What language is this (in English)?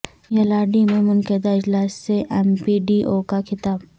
Urdu